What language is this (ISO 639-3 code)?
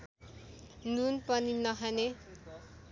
nep